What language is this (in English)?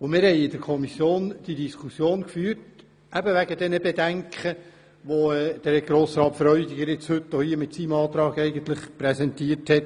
Swiss German